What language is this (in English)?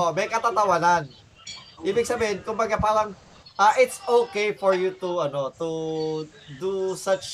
Filipino